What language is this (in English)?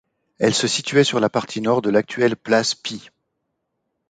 French